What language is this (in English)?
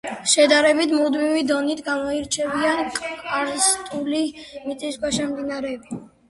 Georgian